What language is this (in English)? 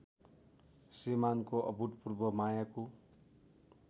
Nepali